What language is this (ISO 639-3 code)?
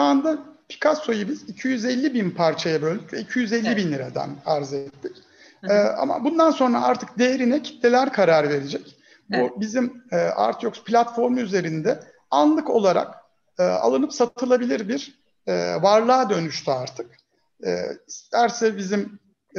tur